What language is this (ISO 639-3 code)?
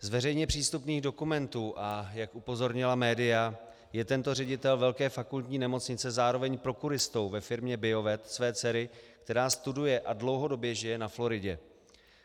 ces